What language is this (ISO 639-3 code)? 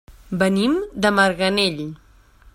cat